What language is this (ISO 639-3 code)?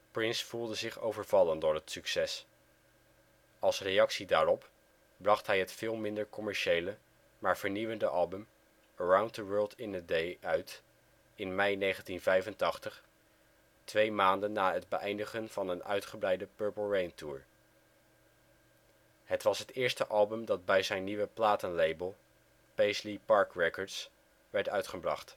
nld